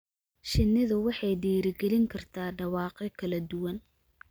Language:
Somali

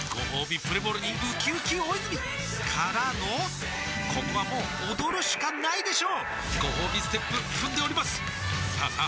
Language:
Japanese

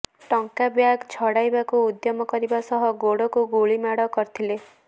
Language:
Odia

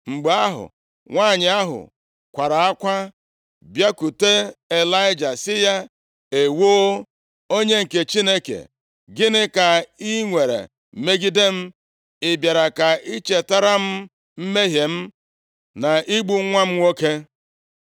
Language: Igbo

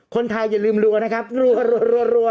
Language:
Thai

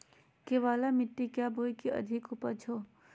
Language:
Magahi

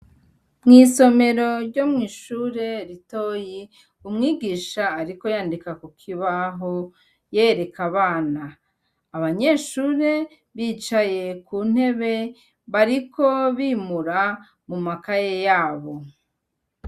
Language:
Rundi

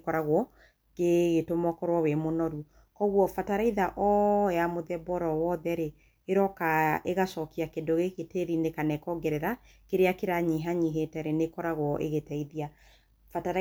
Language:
Kikuyu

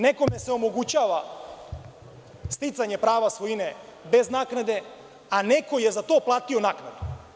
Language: Serbian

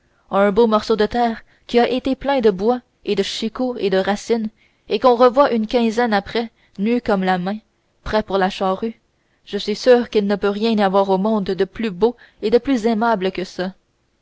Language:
French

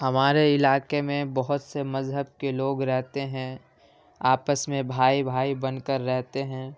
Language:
Urdu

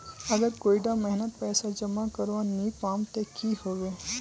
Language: Magahi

